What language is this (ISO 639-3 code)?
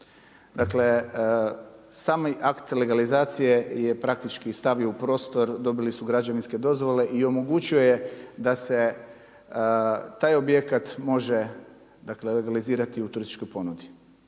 hrv